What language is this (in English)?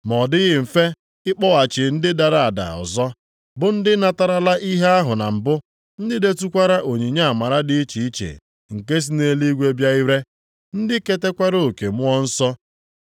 Igbo